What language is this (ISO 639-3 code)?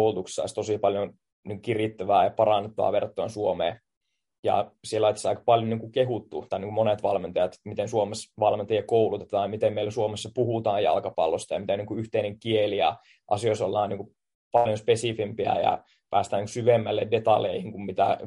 fin